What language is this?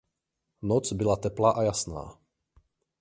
Czech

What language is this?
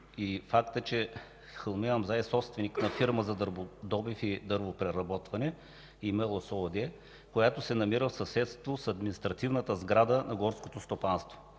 Bulgarian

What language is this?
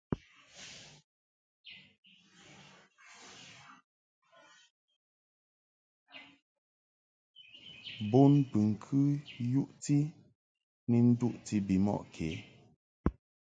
Mungaka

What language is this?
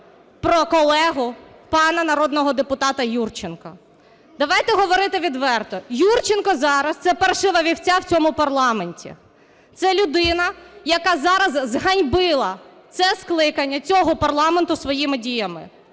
Ukrainian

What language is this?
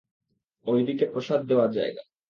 Bangla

